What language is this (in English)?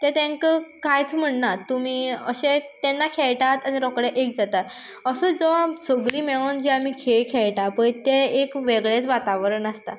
Konkani